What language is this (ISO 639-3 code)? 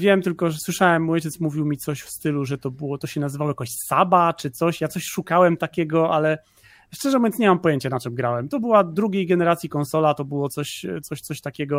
pol